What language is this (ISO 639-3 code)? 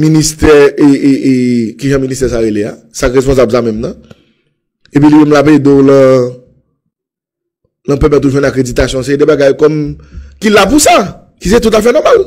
fra